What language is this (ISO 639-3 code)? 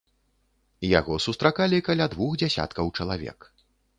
bel